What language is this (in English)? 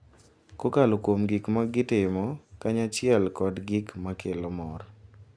Luo (Kenya and Tanzania)